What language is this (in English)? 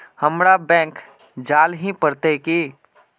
Magahi